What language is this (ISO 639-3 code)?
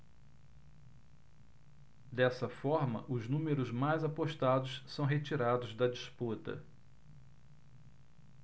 por